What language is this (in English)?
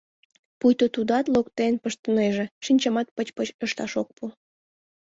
Mari